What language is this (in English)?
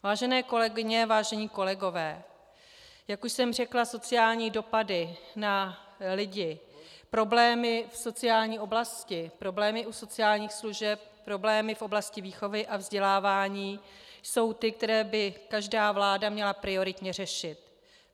Czech